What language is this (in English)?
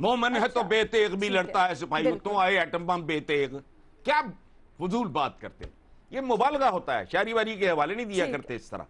Urdu